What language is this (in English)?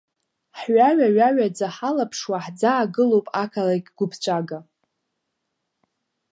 Abkhazian